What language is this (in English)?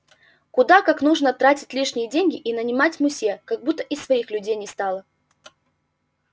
Russian